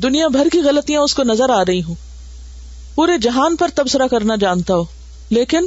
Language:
Urdu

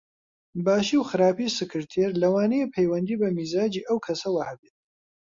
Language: Central Kurdish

